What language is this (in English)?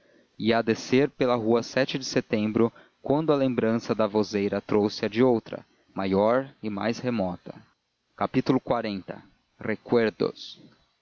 Portuguese